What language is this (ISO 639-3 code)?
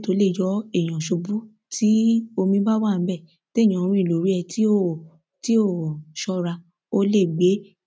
yor